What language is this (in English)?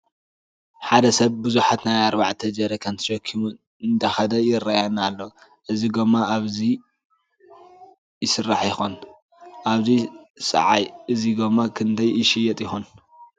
Tigrinya